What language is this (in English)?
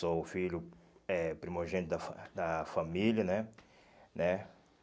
Portuguese